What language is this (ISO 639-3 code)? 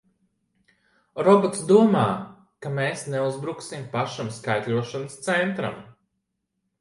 lav